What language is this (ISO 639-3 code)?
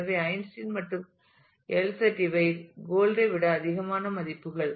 tam